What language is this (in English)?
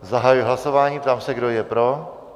Czech